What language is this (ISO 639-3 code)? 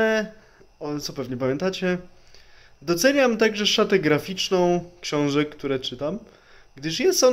pol